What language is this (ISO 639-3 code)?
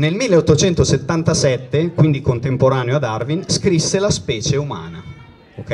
ita